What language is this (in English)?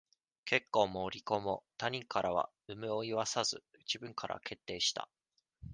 Japanese